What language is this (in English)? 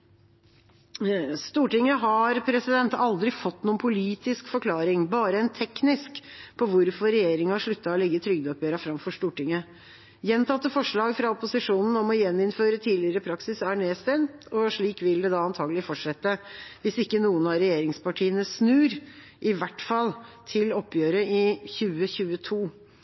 Norwegian Bokmål